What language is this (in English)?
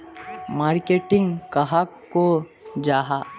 Magahi